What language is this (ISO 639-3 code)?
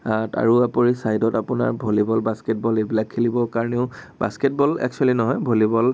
asm